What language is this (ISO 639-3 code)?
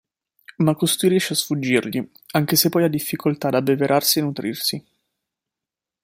ita